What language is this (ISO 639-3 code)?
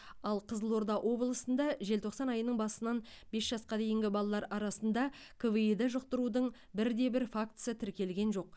kaz